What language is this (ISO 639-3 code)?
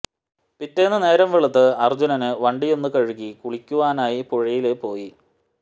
mal